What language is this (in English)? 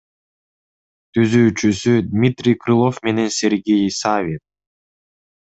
Kyrgyz